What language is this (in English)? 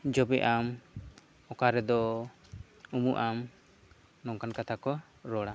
Santali